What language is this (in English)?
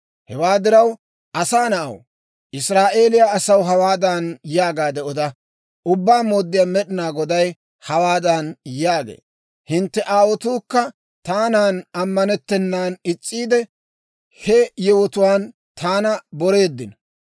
Dawro